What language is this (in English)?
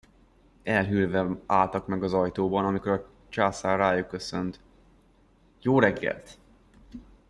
Hungarian